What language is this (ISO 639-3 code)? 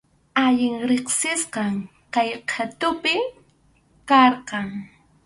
qxu